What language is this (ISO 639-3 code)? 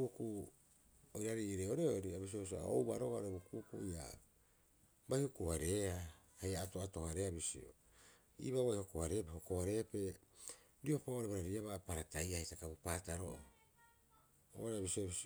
kyx